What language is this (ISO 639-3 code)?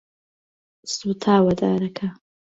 ckb